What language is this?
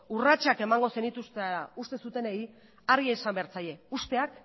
Basque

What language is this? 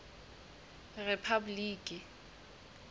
Southern Sotho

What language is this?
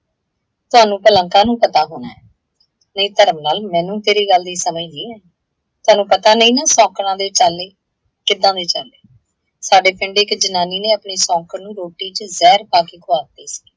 Punjabi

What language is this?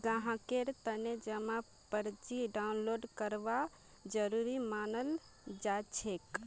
Magahi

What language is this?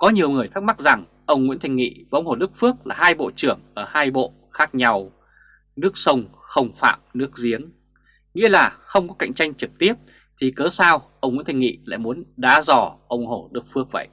Vietnamese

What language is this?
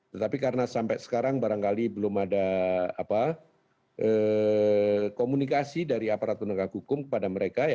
Indonesian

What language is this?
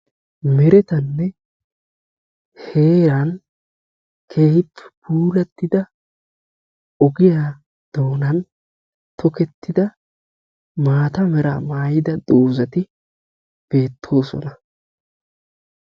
Wolaytta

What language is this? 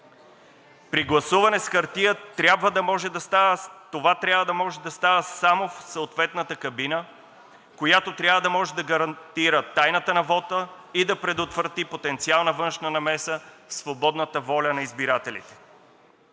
Bulgarian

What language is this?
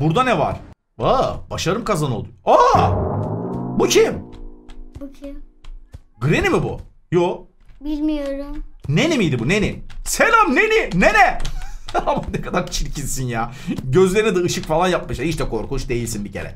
Turkish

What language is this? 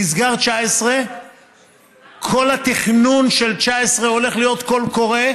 Hebrew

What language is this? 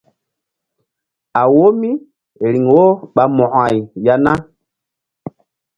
Mbum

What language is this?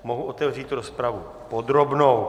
Czech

